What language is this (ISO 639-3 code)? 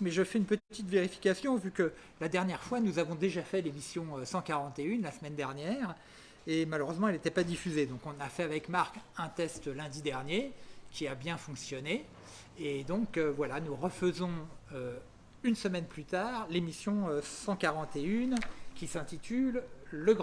fra